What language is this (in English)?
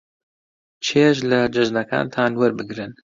Central Kurdish